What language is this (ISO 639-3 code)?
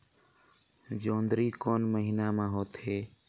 hne